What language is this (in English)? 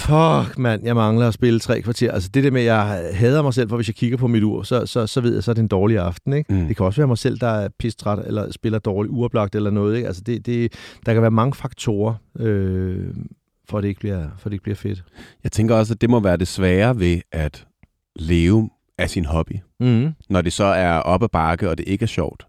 Danish